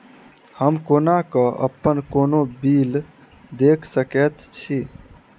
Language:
Maithili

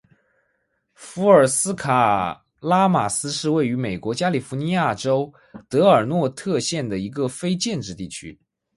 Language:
Chinese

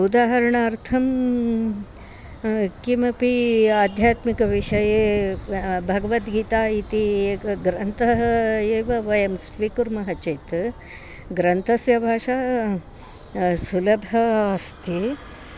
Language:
Sanskrit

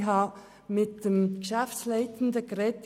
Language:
Swiss German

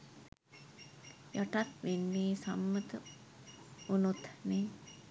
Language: Sinhala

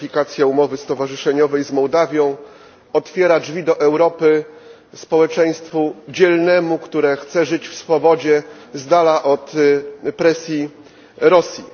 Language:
Polish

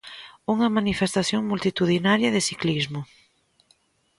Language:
Galician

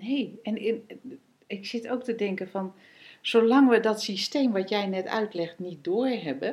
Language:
Dutch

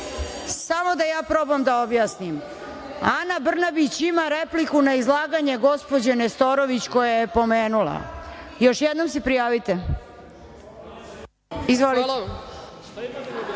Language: Serbian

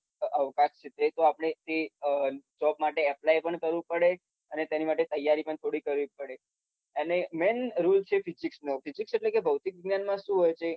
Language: Gujarati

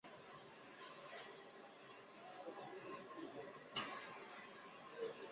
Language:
Chinese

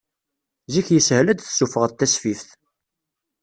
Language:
Kabyle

